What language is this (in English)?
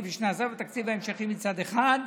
Hebrew